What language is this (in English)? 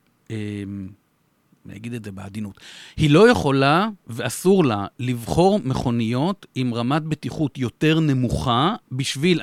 Hebrew